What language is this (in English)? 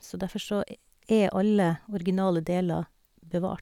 Norwegian